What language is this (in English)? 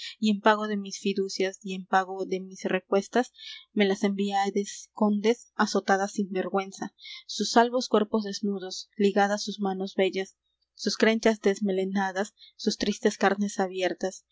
Spanish